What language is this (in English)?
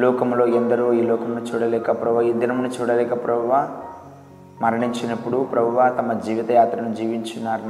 Telugu